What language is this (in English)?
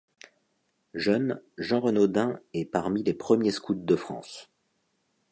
French